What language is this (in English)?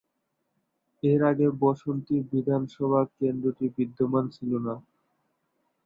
Bangla